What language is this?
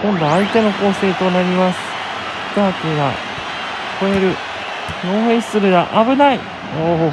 Japanese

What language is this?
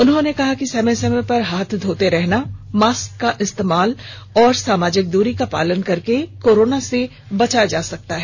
Hindi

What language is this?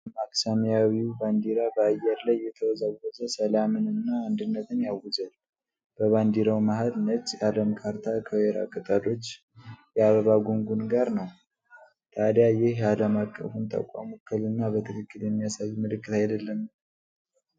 Amharic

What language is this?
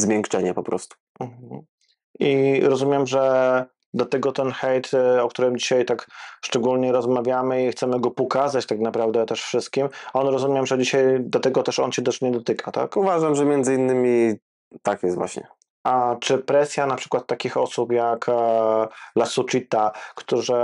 Polish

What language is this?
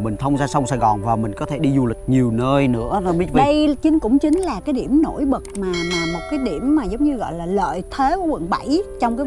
Vietnamese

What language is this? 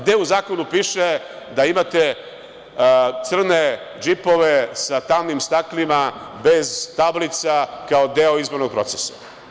Serbian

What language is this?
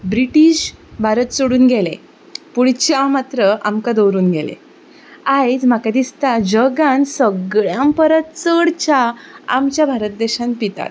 Konkani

